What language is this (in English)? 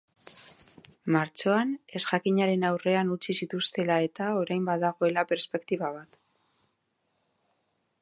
Basque